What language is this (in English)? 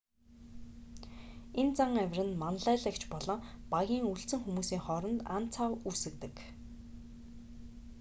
Mongolian